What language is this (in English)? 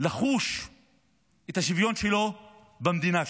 Hebrew